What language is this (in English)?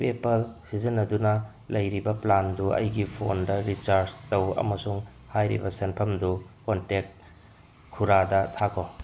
Manipuri